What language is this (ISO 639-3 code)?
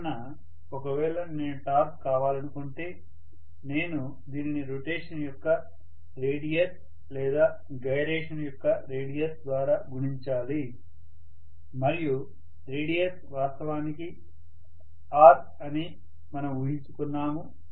tel